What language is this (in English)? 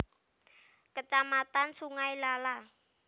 Javanese